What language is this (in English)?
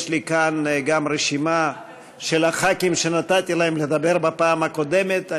Hebrew